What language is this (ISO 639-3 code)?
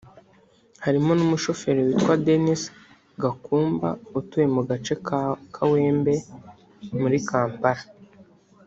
kin